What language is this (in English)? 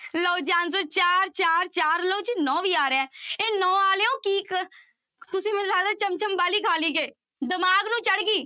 Punjabi